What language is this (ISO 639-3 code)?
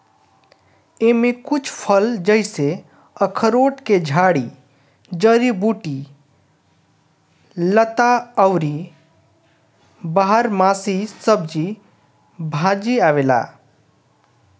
bho